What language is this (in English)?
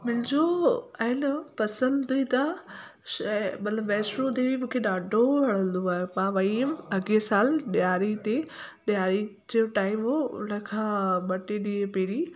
Sindhi